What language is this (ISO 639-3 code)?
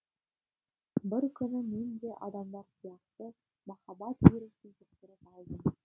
kaz